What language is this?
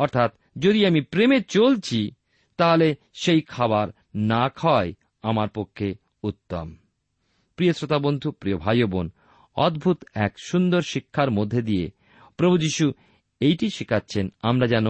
Bangla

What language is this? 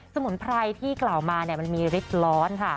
Thai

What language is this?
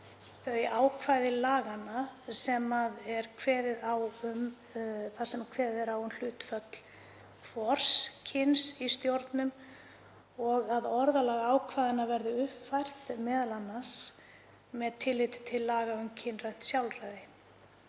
Icelandic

